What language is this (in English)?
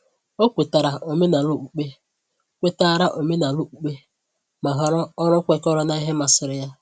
Igbo